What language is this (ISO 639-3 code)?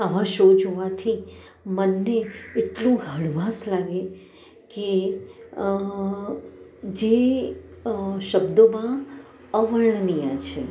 guj